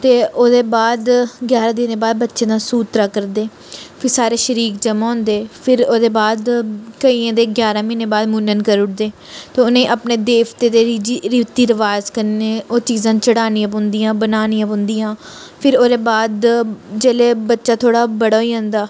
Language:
Dogri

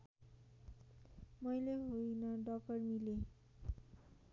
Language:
Nepali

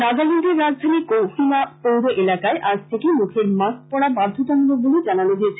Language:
Bangla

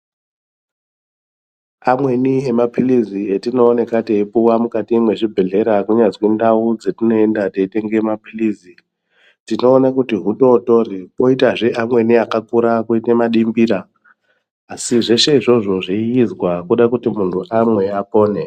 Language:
Ndau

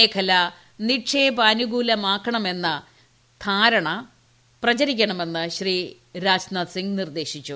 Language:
Malayalam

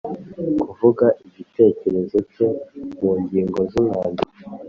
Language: Kinyarwanda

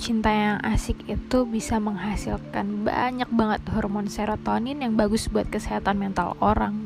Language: Indonesian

